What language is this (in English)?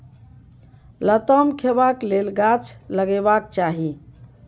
Maithili